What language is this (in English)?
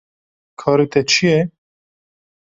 Kurdish